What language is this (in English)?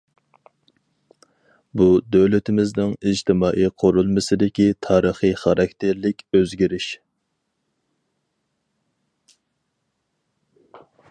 Uyghur